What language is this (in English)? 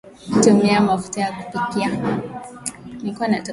Swahili